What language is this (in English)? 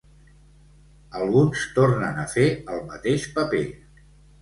Catalan